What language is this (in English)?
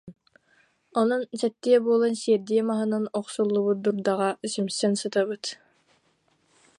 Yakut